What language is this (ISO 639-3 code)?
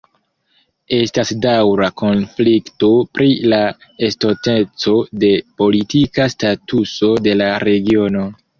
epo